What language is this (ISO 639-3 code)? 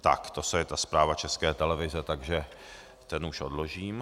ces